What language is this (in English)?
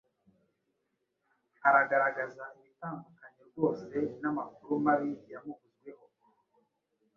Kinyarwanda